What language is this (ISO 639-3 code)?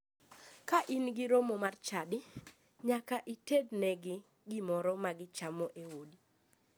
luo